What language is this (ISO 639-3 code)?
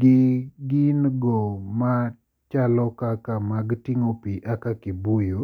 luo